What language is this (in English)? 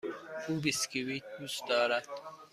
Persian